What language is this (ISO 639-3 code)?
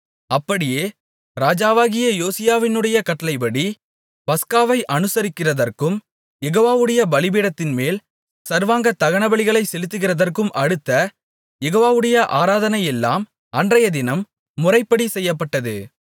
tam